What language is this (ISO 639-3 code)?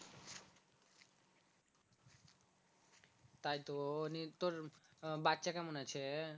ben